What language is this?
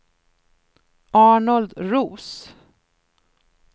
Swedish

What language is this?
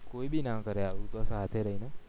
Gujarati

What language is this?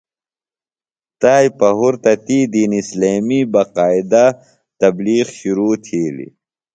Phalura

